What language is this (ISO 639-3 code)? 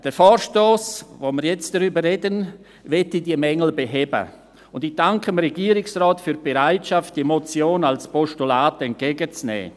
gsw